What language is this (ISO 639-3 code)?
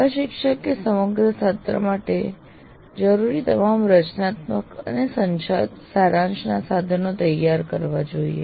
guj